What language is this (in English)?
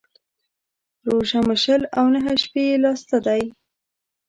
Pashto